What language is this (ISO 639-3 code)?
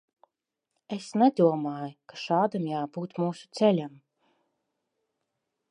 lav